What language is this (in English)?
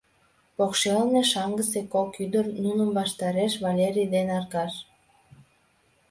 Mari